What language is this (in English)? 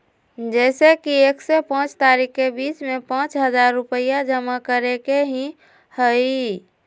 Magahi